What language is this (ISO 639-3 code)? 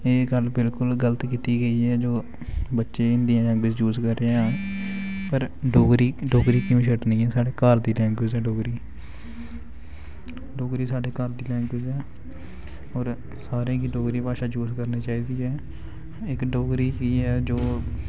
doi